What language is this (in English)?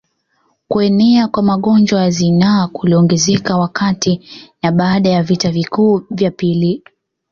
Swahili